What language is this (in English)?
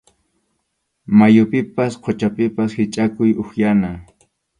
Arequipa-La Unión Quechua